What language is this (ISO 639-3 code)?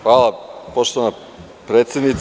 srp